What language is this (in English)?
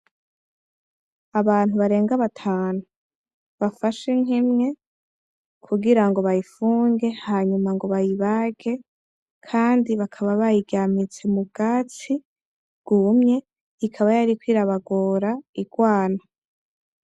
Rundi